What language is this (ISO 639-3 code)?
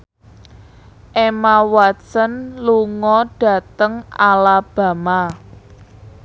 jav